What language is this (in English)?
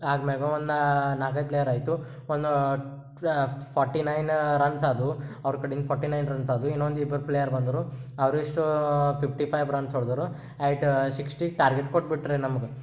Kannada